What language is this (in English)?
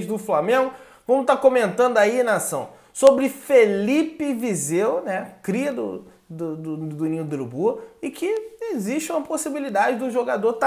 Portuguese